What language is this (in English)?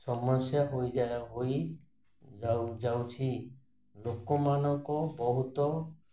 Odia